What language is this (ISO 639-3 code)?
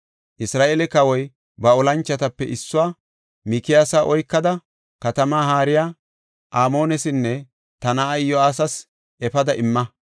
gof